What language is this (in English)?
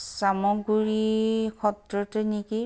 Assamese